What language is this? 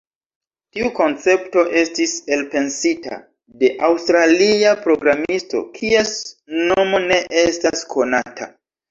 Esperanto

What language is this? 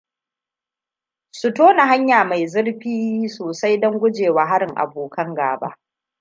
Hausa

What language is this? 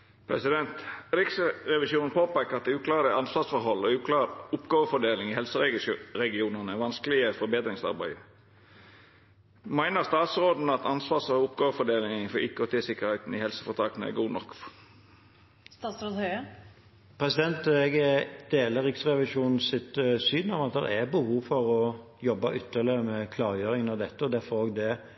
Norwegian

